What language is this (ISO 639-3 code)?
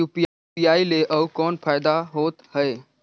hne